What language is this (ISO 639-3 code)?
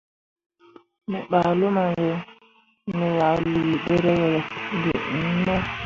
mua